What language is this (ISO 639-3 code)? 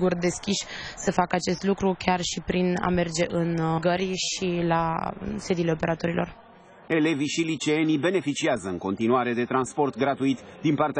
ron